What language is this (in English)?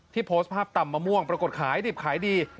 Thai